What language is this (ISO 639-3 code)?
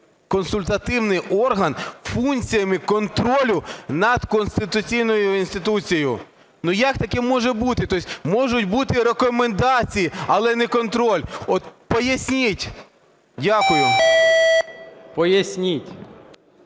ukr